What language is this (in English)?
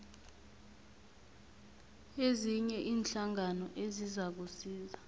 South Ndebele